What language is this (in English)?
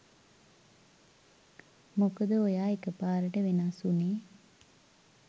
Sinhala